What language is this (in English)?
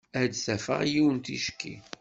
Kabyle